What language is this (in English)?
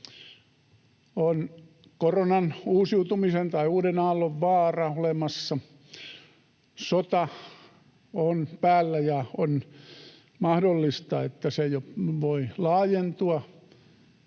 Finnish